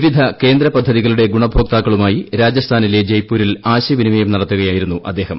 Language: Malayalam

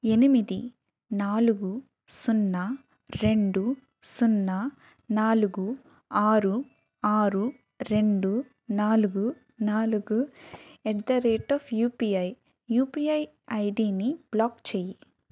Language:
Telugu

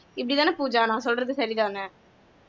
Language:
Tamil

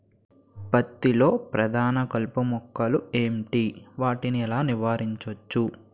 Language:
Telugu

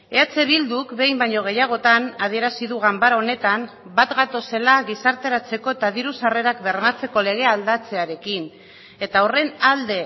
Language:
Basque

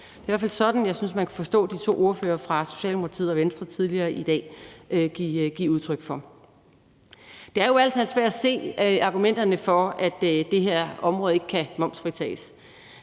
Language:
Danish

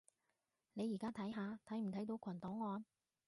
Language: Cantonese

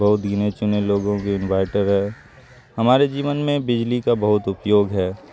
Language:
Urdu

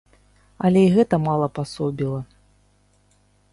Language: Belarusian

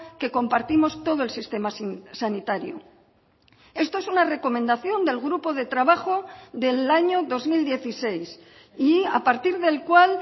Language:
Spanish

